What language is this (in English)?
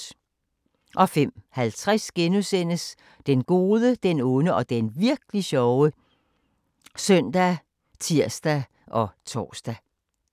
Danish